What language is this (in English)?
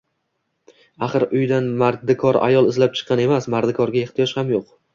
Uzbek